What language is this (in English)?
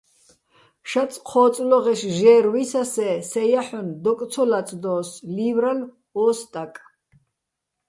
Bats